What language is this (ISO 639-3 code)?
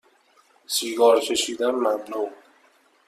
fas